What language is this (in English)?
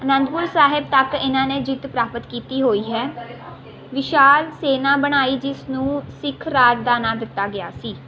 Punjabi